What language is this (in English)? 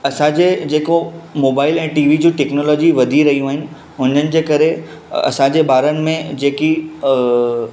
Sindhi